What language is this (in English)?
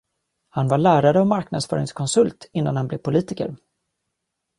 Swedish